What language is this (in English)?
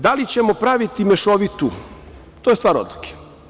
Serbian